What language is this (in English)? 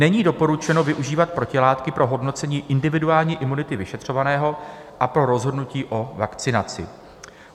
Czech